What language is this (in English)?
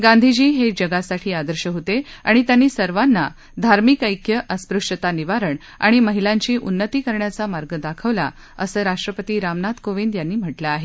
Marathi